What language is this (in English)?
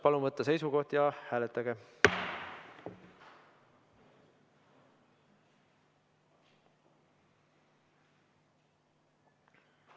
Estonian